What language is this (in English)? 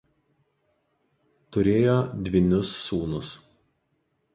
Lithuanian